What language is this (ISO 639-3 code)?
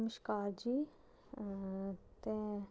doi